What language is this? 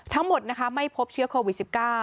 Thai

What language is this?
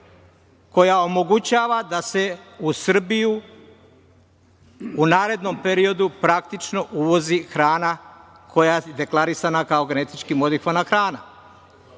Serbian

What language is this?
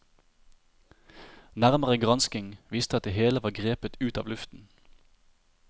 Norwegian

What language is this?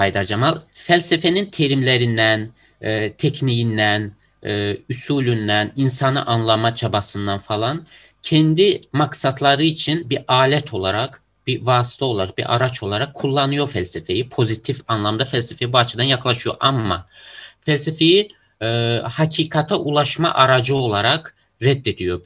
Turkish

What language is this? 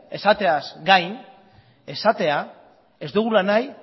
Basque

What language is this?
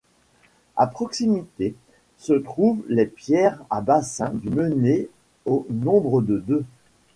French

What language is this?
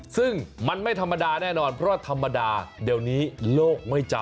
Thai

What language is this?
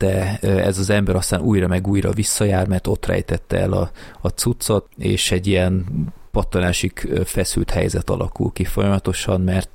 Hungarian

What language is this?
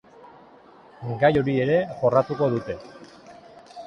Basque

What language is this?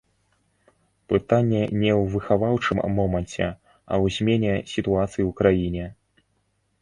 Belarusian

